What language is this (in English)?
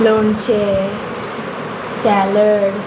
Konkani